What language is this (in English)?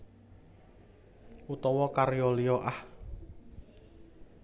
Javanese